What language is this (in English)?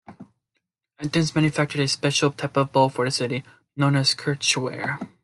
English